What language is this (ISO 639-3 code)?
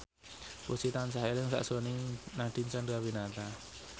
jav